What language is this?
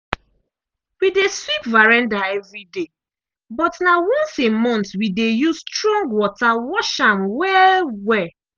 Nigerian Pidgin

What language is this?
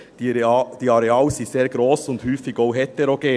Swiss German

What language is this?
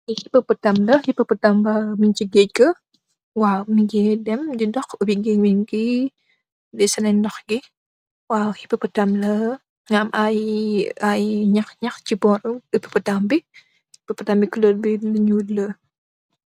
Wolof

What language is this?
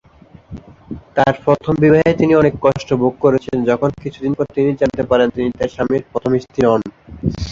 Bangla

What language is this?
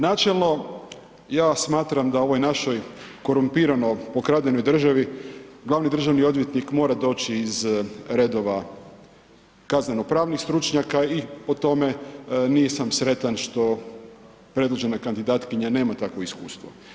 Croatian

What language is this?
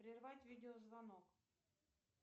Russian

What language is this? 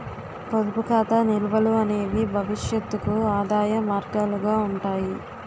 Telugu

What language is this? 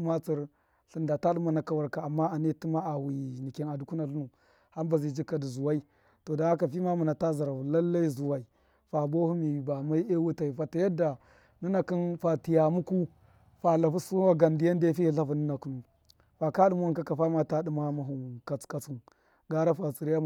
Miya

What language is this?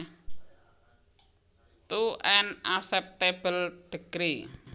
Javanese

